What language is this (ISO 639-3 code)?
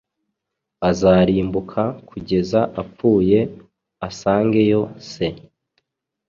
kin